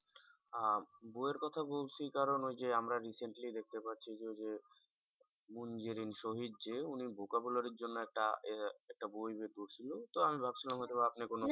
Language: Bangla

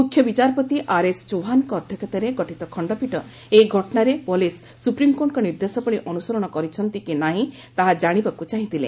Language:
Odia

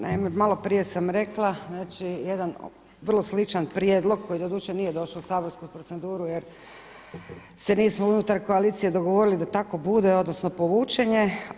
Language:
Croatian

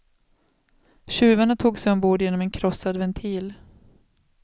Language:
Swedish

